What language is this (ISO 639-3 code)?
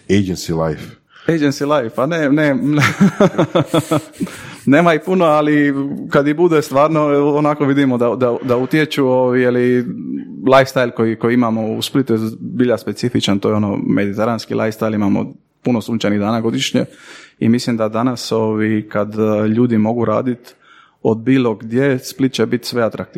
hrv